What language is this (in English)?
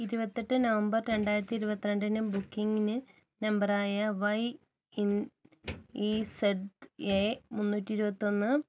Malayalam